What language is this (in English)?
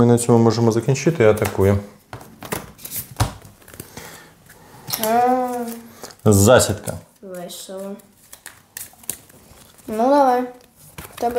Ukrainian